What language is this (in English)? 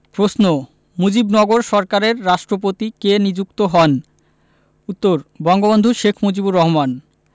Bangla